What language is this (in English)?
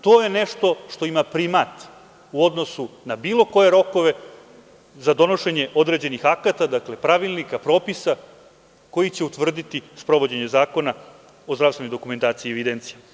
Serbian